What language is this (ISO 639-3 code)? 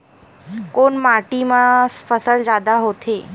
hne